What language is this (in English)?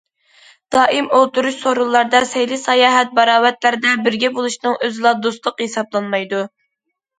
Uyghur